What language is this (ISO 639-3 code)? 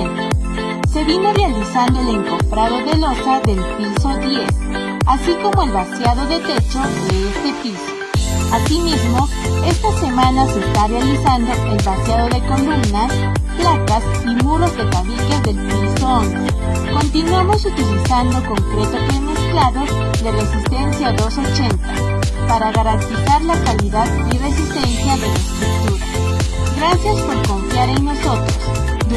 spa